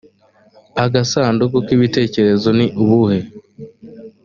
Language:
Kinyarwanda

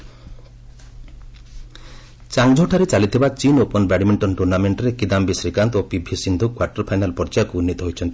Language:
Odia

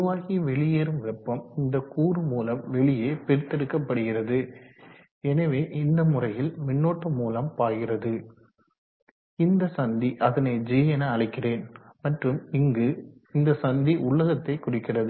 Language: Tamil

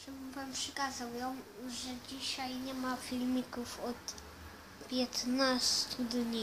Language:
Polish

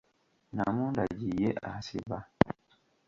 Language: Ganda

